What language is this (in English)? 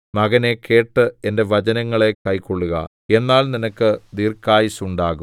Malayalam